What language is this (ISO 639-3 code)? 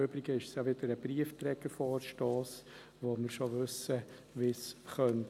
gsw